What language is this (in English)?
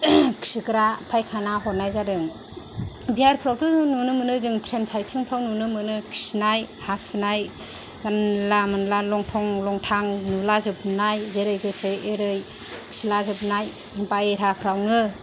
Bodo